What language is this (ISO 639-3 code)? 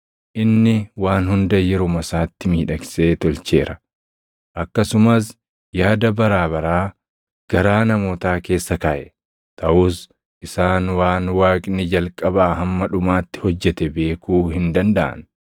orm